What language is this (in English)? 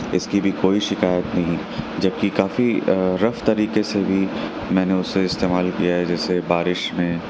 Urdu